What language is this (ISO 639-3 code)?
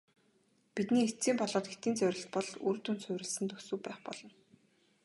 mon